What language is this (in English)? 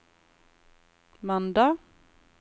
Norwegian